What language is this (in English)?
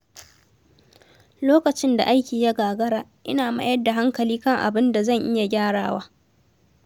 Hausa